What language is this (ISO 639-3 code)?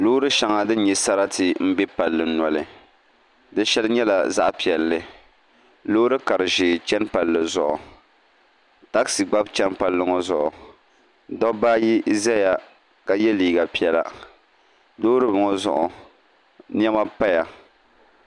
dag